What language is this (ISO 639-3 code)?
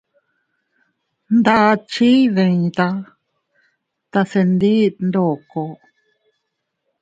cut